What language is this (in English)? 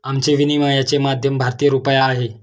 Marathi